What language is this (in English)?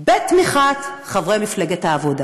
Hebrew